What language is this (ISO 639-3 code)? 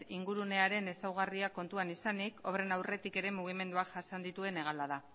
eus